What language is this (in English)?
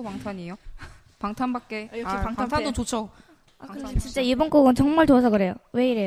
Korean